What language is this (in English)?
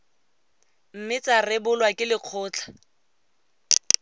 Tswana